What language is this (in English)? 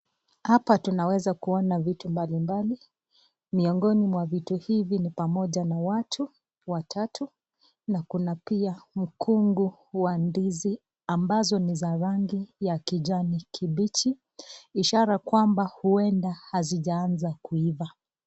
Swahili